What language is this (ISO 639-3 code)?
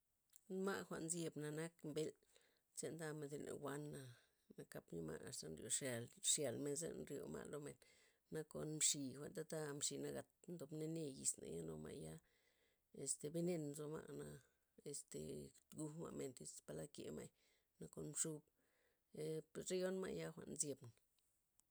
ztp